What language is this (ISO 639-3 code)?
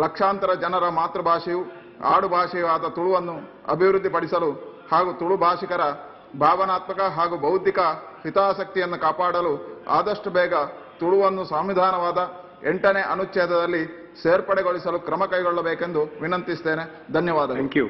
hin